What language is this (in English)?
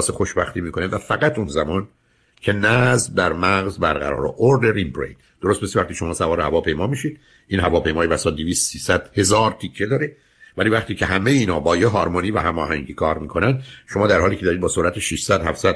Persian